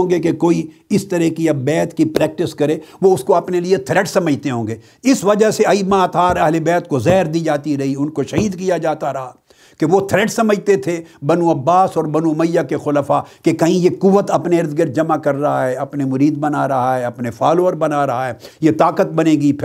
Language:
Urdu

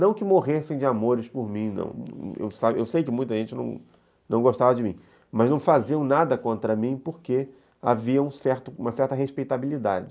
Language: Portuguese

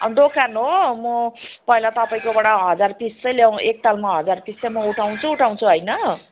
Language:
Nepali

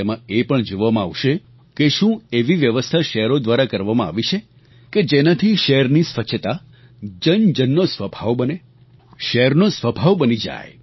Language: Gujarati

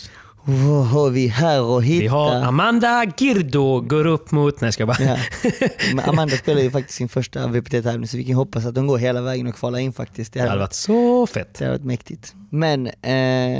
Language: Swedish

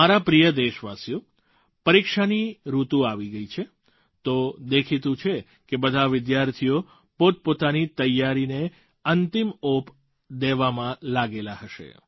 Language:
Gujarati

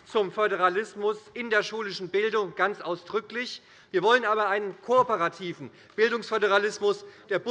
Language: German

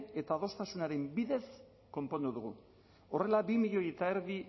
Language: Basque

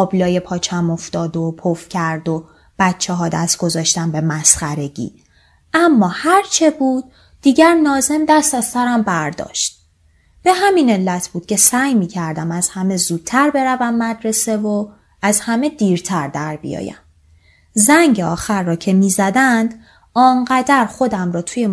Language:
Persian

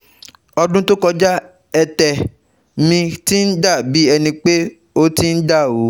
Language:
Yoruba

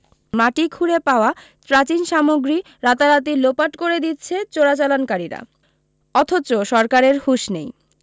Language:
Bangla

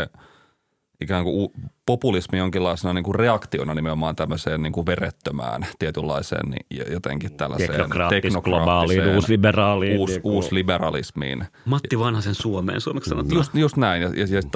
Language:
Finnish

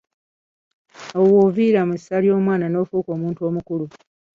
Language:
Ganda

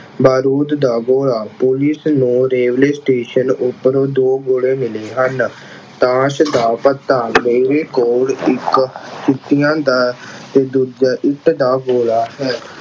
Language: Punjabi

